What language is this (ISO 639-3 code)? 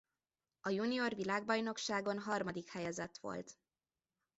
hun